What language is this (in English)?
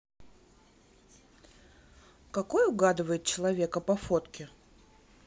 Russian